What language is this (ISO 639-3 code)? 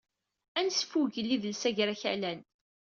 kab